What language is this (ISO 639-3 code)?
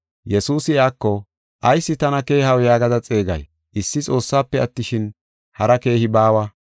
gof